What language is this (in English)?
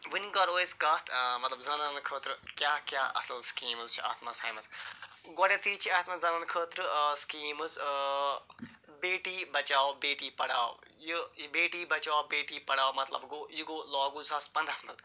Kashmiri